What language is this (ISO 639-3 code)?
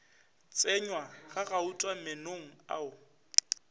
nso